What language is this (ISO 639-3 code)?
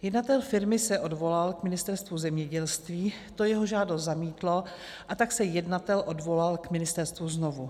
ces